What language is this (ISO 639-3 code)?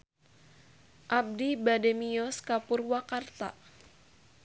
sun